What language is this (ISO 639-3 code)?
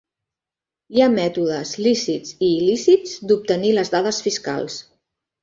cat